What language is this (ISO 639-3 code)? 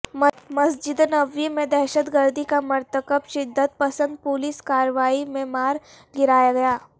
urd